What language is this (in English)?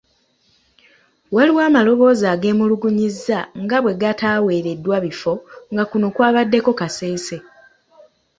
Ganda